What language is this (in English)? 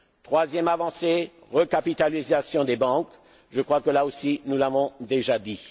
French